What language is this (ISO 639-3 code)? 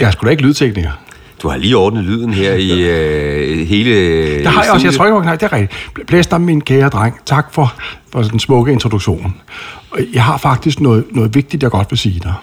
dan